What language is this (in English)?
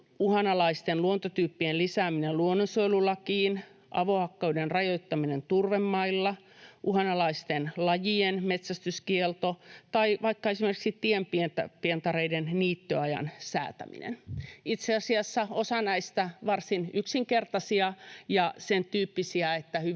Finnish